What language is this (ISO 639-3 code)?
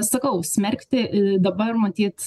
lit